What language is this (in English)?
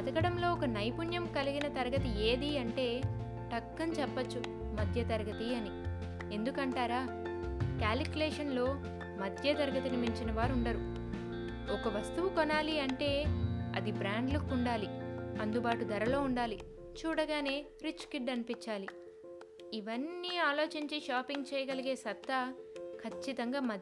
Telugu